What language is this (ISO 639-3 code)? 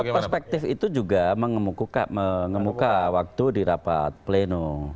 ind